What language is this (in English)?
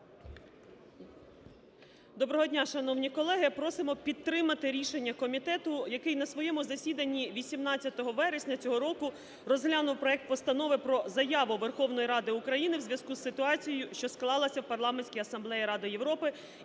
Ukrainian